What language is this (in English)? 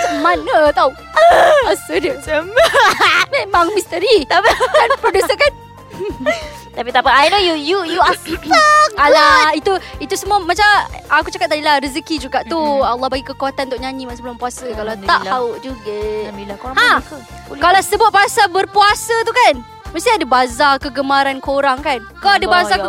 Malay